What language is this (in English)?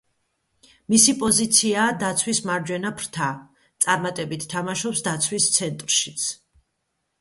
Georgian